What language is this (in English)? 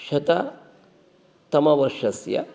Sanskrit